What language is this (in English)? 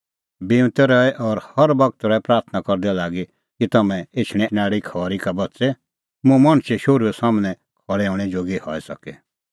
Kullu Pahari